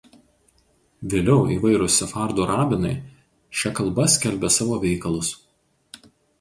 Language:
Lithuanian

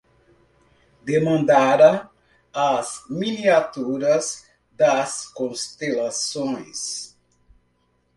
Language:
Portuguese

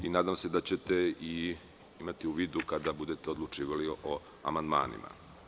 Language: Serbian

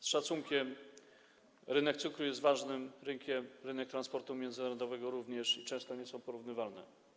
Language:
Polish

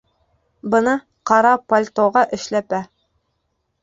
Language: Bashkir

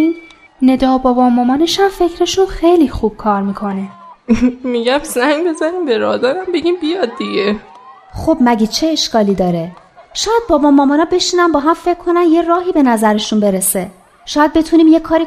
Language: Persian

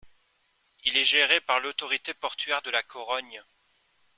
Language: French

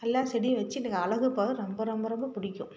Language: Tamil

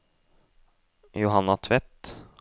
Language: Norwegian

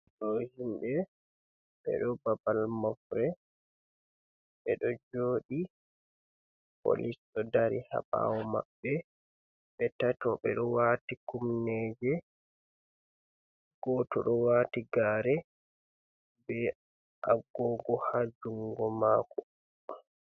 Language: Fula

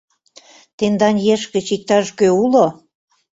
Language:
Mari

